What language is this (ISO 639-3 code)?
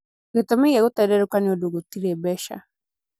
kik